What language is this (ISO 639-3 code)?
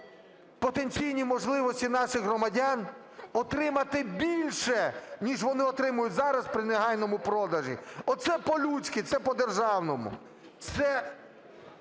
ukr